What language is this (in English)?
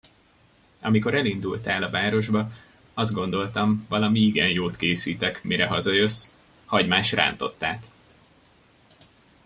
Hungarian